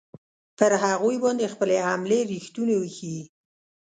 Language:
Pashto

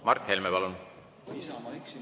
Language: Estonian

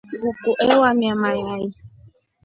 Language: Rombo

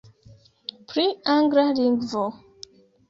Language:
Esperanto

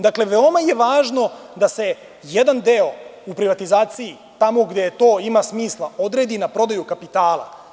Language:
Serbian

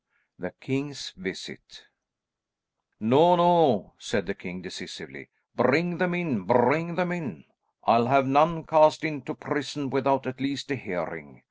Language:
English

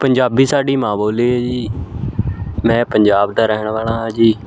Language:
Punjabi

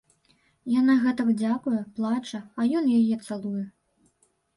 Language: Belarusian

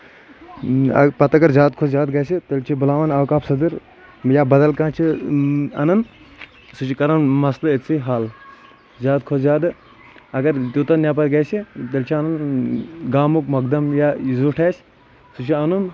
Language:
Kashmiri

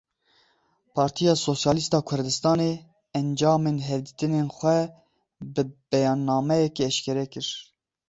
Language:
Kurdish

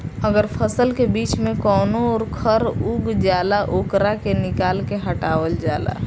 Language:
Bhojpuri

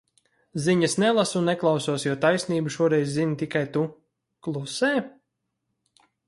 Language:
Latvian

